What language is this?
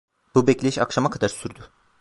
Turkish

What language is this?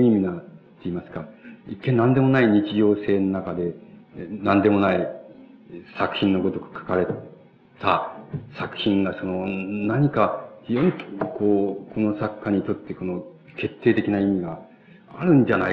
Japanese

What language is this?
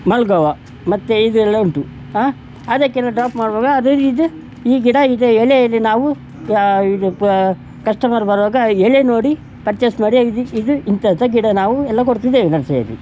Kannada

